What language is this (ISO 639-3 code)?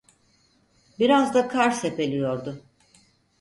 tur